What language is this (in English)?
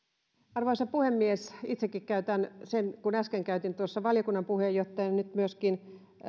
Finnish